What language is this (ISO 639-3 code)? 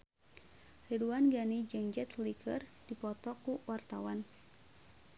sun